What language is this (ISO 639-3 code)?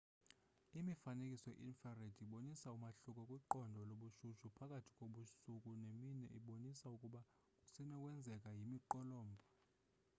xho